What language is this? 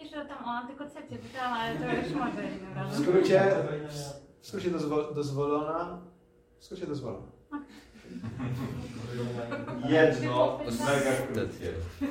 Polish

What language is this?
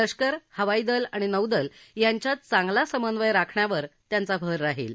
Marathi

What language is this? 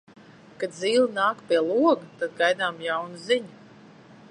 Latvian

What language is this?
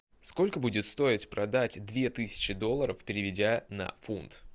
Russian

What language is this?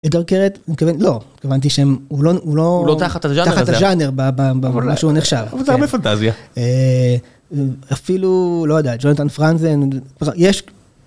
Hebrew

